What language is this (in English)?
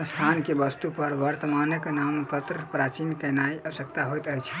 Maithili